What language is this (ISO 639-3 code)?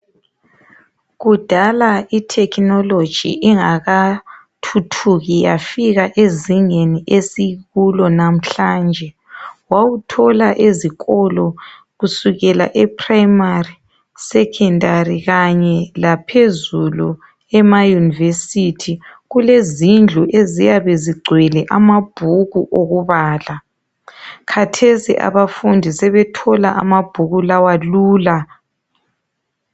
nde